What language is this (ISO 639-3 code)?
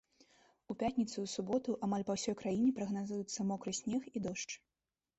bel